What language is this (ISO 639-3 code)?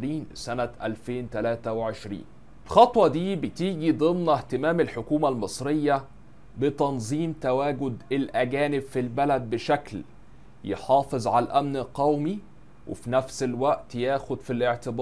ara